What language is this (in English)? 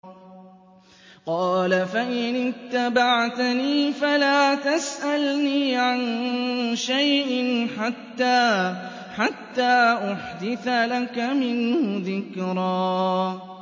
Arabic